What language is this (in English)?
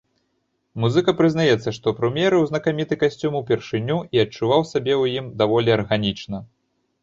Belarusian